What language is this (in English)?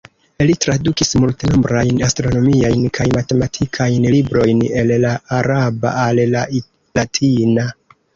Esperanto